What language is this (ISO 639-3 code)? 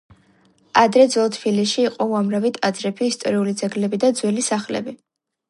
kat